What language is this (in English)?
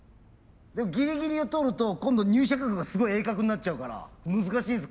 Japanese